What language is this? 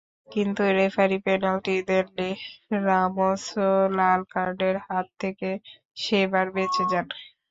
Bangla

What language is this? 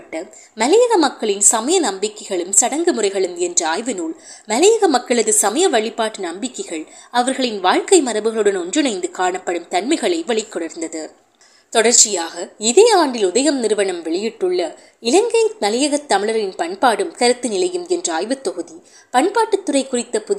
Tamil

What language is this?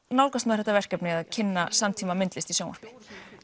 Icelandic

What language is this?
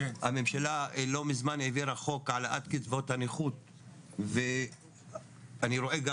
Hebrew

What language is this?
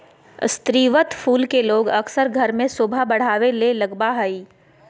Magahi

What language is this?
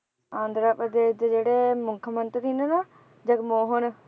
Punjabi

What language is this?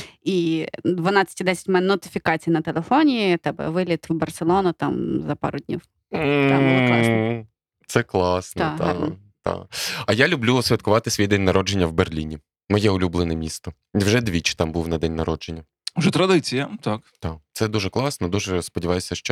Ukrainian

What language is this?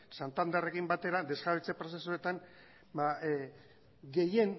Basque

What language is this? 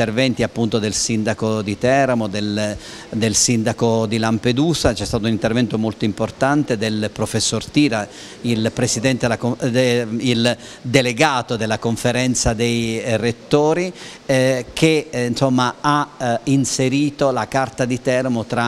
Italian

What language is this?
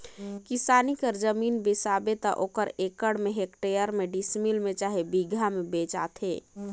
Chhattisgarhi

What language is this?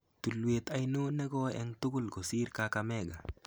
Kalenjin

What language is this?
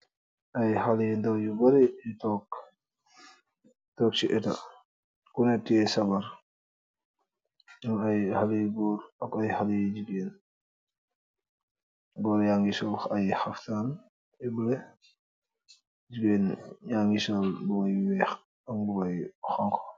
Wolof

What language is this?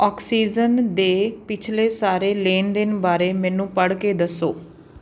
Punjabi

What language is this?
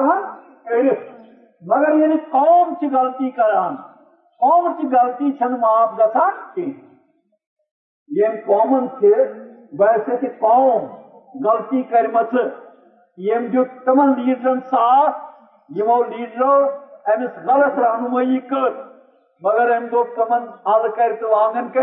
Urdu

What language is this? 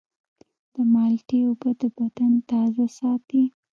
Pashto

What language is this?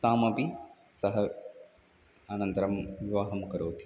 Sanskrit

